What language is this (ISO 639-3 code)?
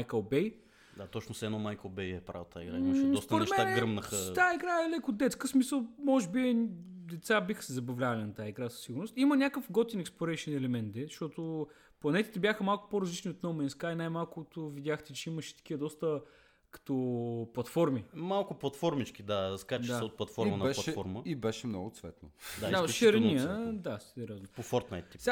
bul